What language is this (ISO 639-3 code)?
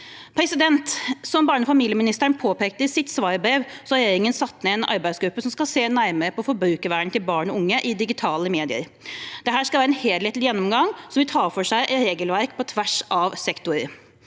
nor